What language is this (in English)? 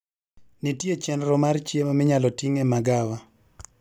Luo (Kenya and Tanzania)